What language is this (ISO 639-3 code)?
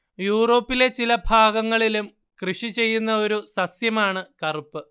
mal